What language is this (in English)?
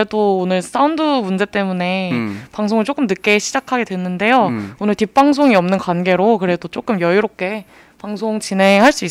Korean